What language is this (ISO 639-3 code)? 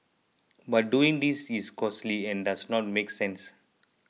eng